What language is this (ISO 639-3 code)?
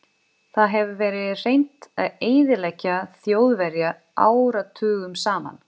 isl